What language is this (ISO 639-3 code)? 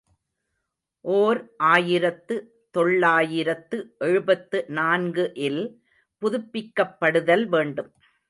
tam